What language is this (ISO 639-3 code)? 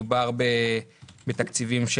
heb